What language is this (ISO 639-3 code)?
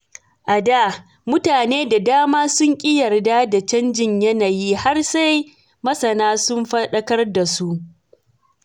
hau